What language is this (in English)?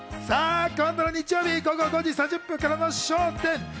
Japanese